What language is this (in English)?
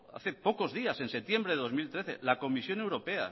Spanish